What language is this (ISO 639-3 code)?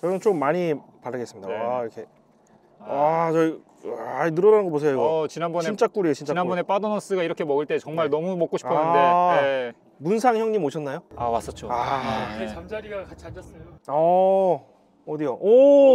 kor